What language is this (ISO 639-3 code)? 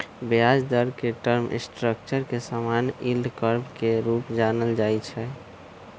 mag